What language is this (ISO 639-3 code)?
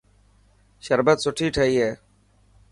mki